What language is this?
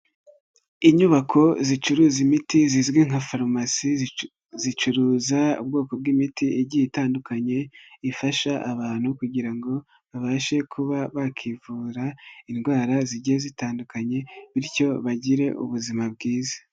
Kinyarwanda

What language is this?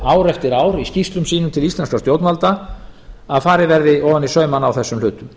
Icelandic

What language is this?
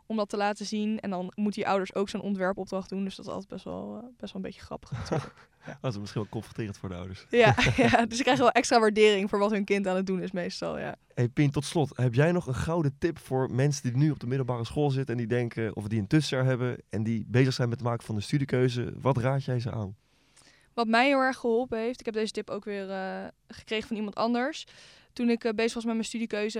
Dutch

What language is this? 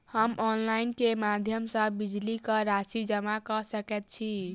Maithili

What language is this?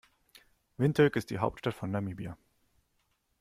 German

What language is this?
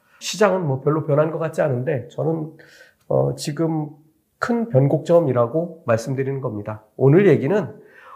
Korean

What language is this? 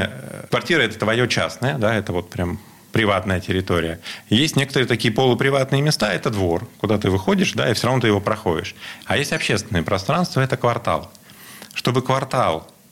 Russian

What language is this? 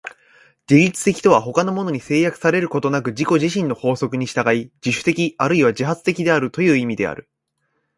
Japanese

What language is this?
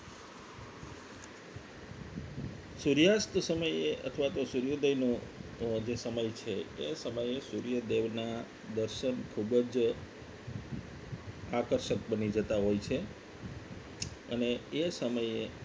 Gujarati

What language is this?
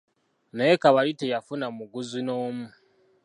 Ganda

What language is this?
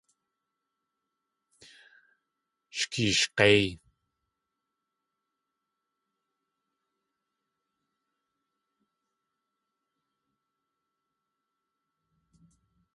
Tlingit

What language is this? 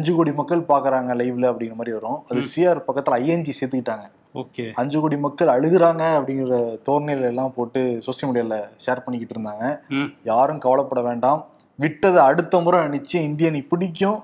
Tamil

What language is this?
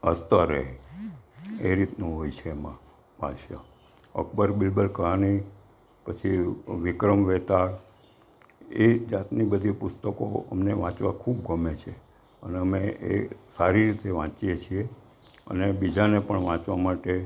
Gujarati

